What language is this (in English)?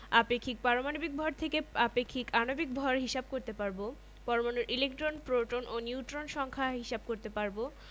Bangla